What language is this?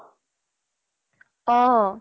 Assamese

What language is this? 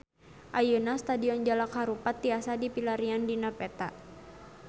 Sundanese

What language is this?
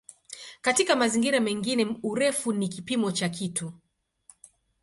Swahili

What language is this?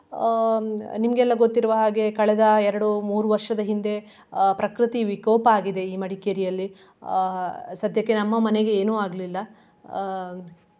Kannada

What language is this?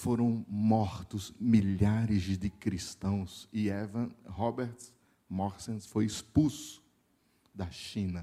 Portuguese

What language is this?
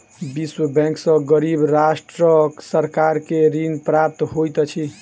Maithili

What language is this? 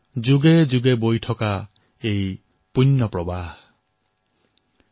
Assamese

